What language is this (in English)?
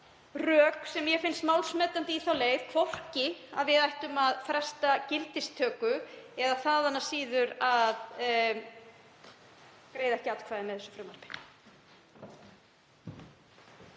Icelandic